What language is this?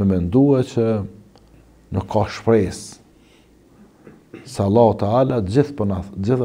Arabic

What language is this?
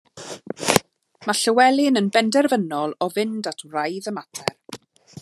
Welsh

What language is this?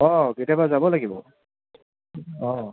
Assamese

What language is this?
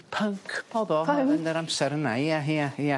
Welsh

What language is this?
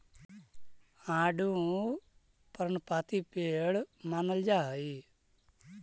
Magahi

